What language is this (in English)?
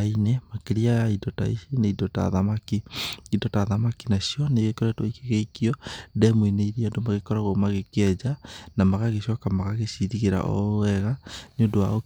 Kikuyu